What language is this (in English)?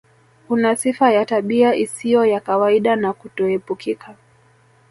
Swahili